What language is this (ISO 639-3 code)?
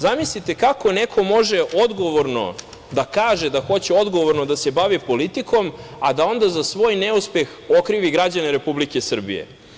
srp